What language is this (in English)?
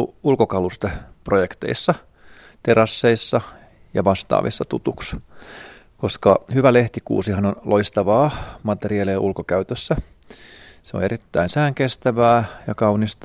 Finnish